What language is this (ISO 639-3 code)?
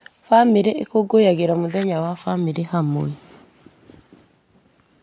kik